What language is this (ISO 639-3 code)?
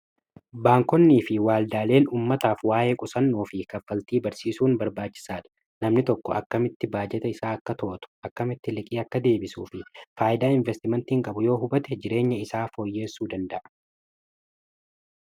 orm